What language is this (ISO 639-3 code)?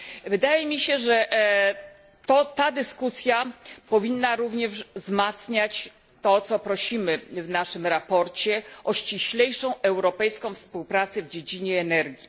pol